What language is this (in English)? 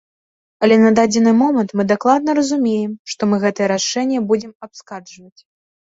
Belarusian